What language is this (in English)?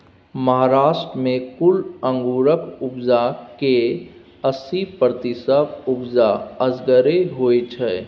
Maithili